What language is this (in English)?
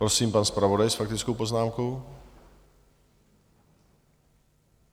Czech